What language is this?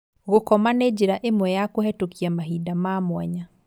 Kikuyu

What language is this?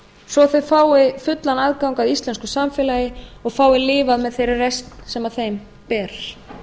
Icelandic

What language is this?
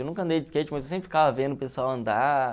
Portuguese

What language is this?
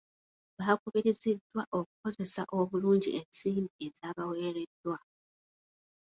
Ganda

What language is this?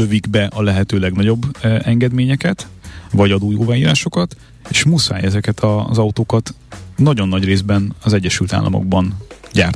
Hungarian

